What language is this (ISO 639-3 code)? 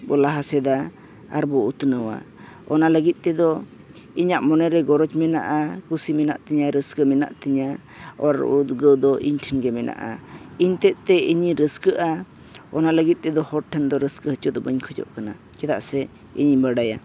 sat